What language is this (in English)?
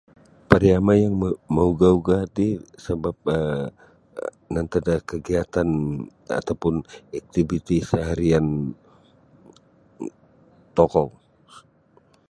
Sabah Bisaya